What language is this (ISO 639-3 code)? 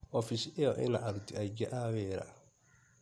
kik